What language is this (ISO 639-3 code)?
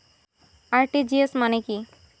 ben